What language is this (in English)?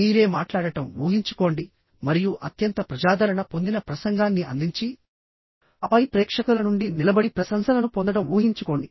Telugu